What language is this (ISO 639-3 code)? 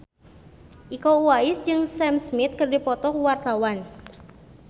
sun